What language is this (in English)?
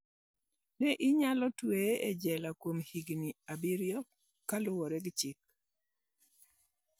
Luo (Kenya and Tanzania)